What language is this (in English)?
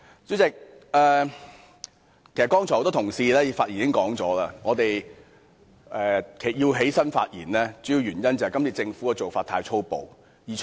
Cantonese